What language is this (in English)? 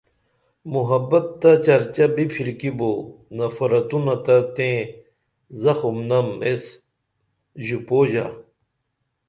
Dameli